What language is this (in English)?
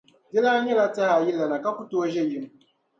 Dagbani